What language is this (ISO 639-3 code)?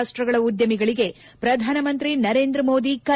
kan